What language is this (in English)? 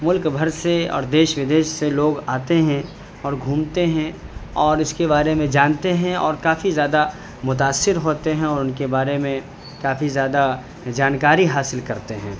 Urdu